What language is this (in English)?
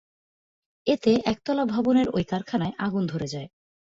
Bangla